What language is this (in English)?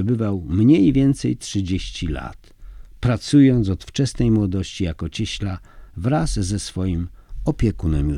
Polish